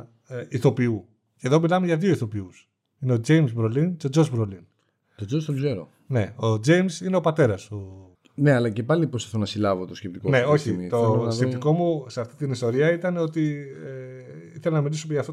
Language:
Greek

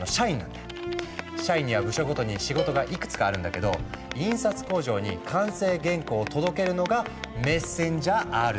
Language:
Japanese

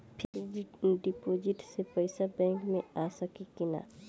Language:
Bhojpuri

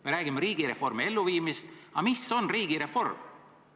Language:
Estonian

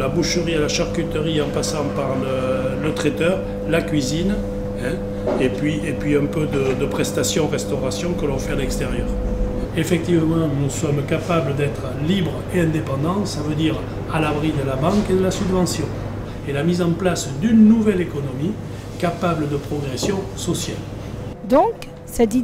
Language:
French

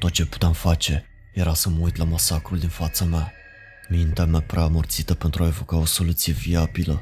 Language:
Romanian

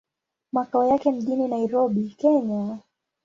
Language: Swahili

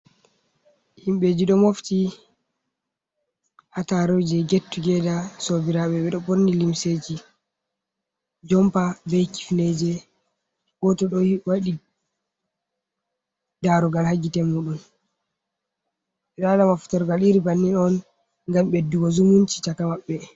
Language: Fula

